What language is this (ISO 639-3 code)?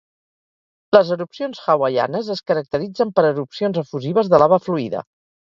cat